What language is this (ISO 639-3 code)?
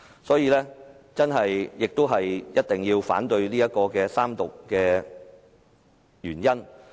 yue